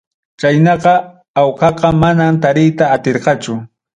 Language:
Ayacucho Quechua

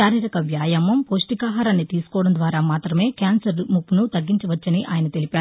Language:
Telugu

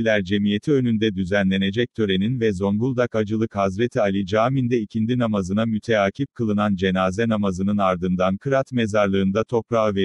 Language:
Turkish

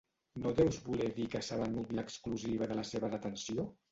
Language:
Catalan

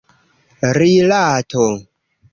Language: Esperanto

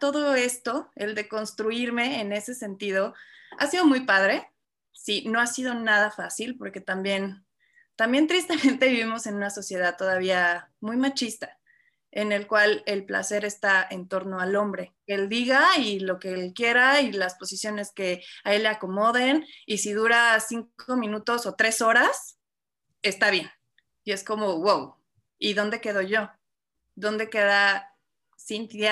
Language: Spanish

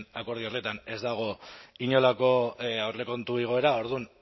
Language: Basque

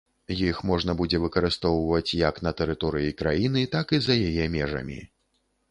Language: Belarusian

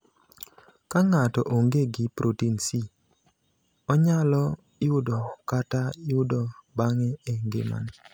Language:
Luo (Kenya and Tanzania)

